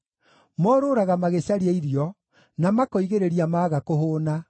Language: Kikuyu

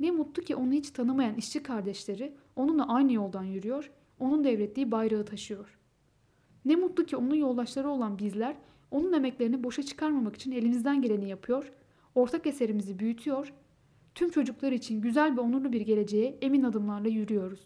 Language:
Turkish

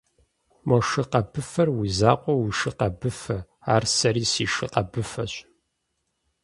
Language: Kabardian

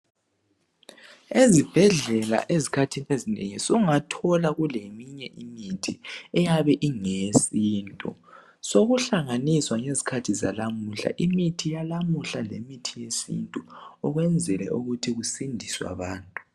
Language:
North Ndebele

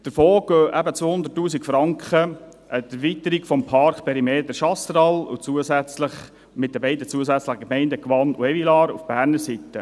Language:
Swiss German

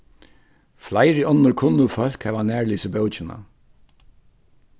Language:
Faroese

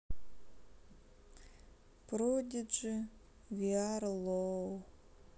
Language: Russian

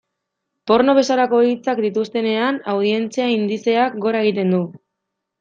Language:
Basque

